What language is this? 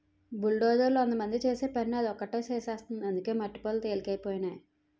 Telugu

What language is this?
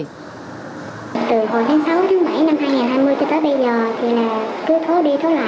Vietnamese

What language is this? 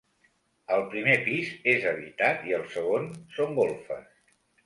Catalan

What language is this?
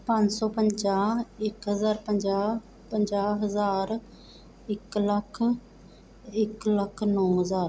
Punjabi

